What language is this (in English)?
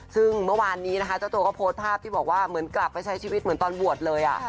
Thai